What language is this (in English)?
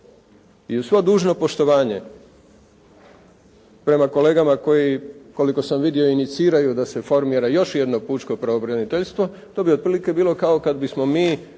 Croatian